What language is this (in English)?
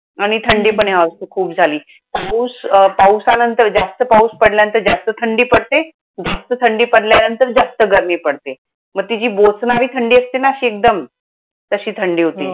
Marathi